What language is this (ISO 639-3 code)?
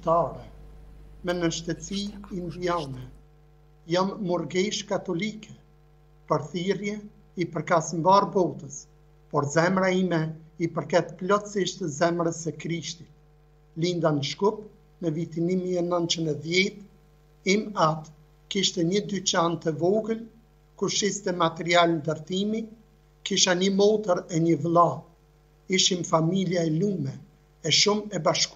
ron